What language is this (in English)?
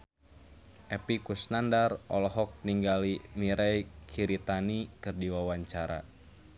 Sundanese